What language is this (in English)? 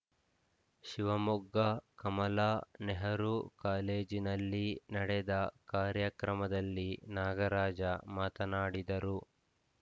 Kannada